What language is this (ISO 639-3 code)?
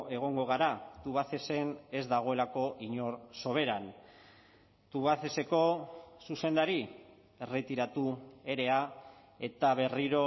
eus